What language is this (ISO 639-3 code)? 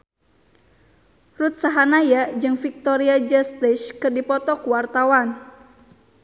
sun